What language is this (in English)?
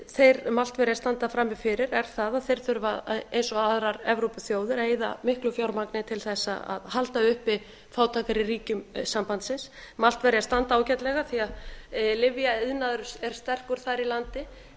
Icelandic